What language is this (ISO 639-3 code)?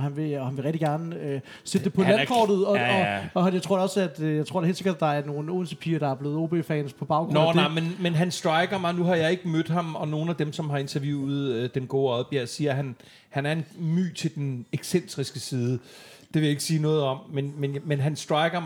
dan